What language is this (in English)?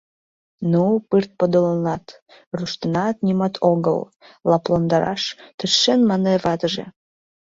Mari